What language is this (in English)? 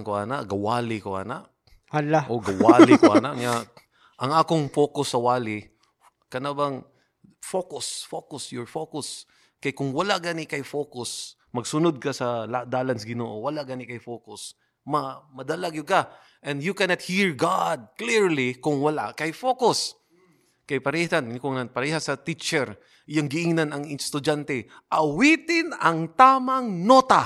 Filipino